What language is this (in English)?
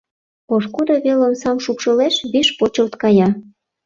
Mari